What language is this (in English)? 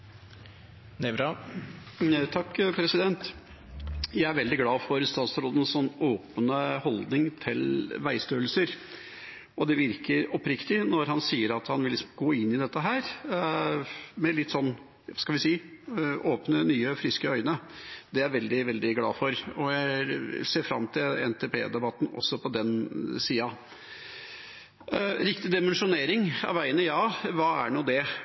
Norwegian